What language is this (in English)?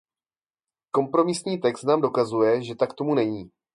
Czech